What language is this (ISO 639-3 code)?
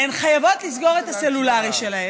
heb